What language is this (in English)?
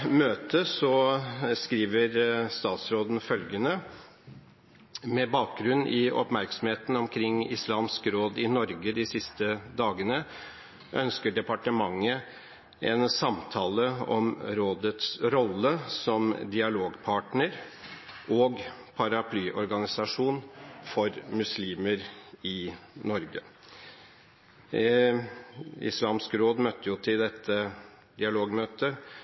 Norwegian Bokmål